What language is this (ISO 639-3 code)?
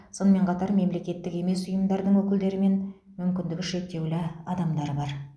kaz